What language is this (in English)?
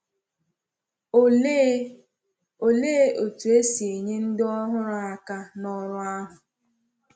Igbo